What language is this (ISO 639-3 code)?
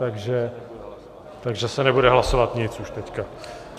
ces